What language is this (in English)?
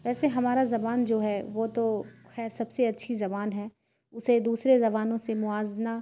Urdu